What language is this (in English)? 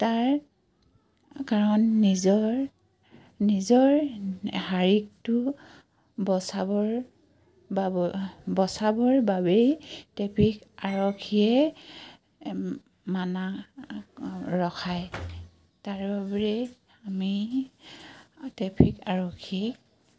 Assamese